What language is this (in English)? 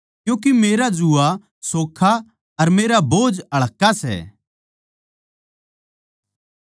Haryanvi